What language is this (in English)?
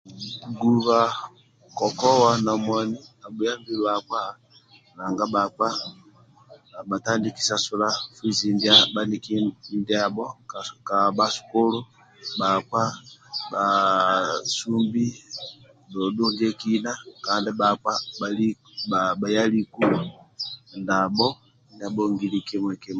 Amba (Uganda)